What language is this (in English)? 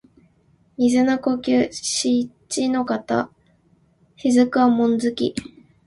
Japanese